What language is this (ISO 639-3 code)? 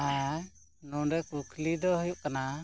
sat